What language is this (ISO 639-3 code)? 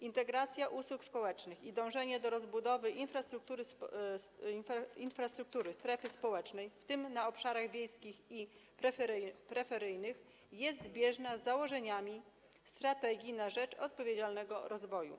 pol